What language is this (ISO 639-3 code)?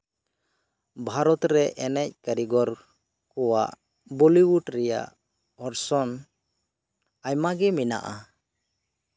sat